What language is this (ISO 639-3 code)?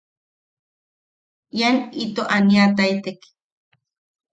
yaq